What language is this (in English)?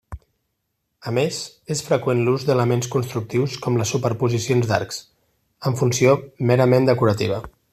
Catalan